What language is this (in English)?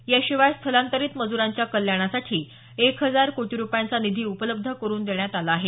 Marathi